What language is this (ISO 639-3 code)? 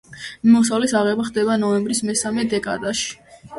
kat